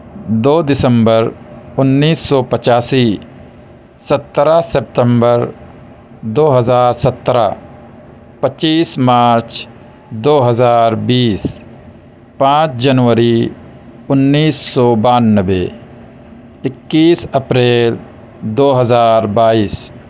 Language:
Urdu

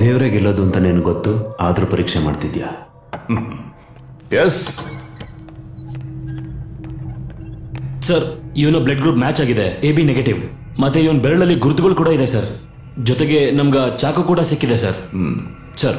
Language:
Kannada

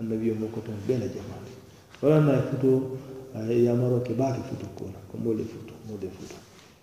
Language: Arabic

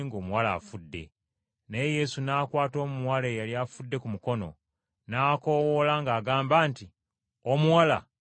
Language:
Ganda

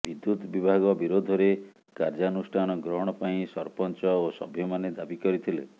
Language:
Odia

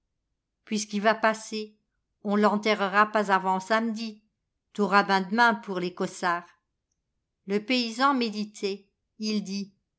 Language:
French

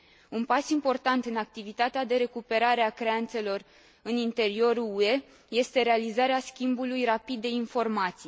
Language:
Romanian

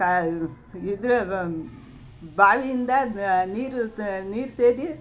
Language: Kannada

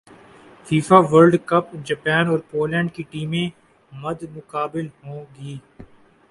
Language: Urdu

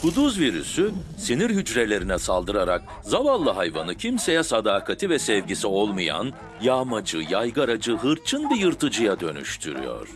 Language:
Turkish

